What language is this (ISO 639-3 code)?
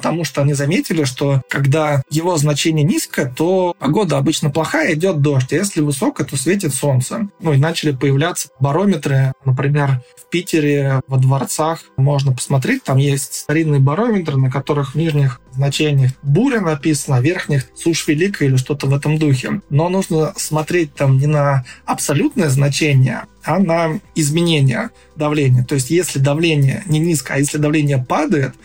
rus